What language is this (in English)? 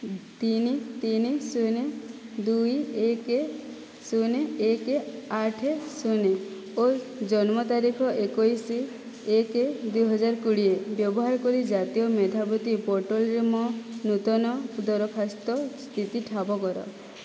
Odia